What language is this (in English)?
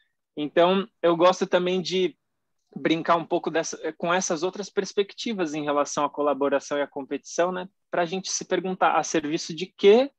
Portuguese